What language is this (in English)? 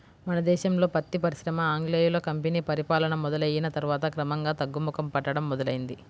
Telugu